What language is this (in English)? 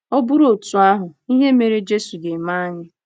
Igbo